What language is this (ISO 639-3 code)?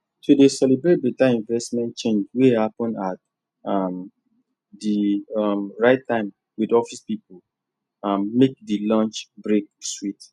pcm